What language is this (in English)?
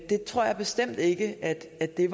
Danish